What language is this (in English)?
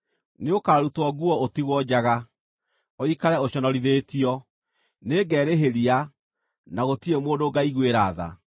Kikuyu